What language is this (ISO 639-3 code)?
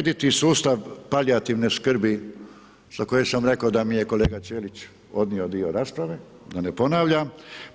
hrv